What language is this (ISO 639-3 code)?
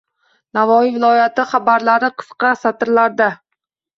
uzb